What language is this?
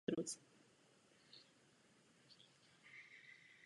Czech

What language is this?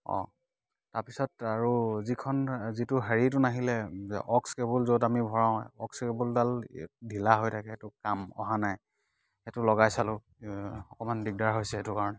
Assamese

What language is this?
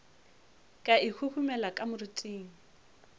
Northern Sotho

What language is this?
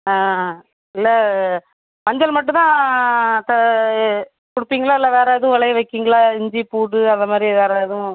Tamil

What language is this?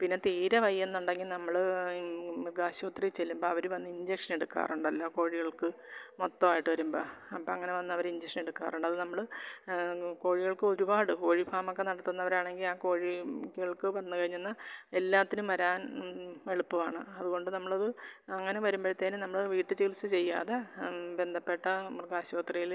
Malayalam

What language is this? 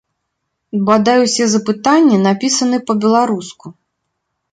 Belarusian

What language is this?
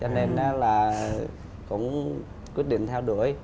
Vietnamese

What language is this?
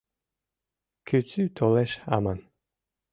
Mari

